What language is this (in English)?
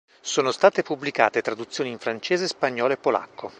Italian